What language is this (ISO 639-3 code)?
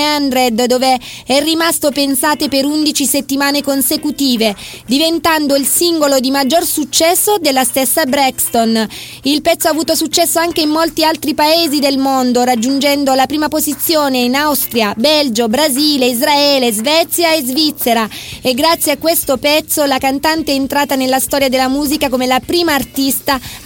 ita